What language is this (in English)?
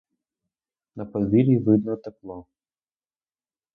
Ukrainian